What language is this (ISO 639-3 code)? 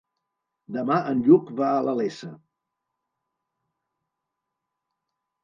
cat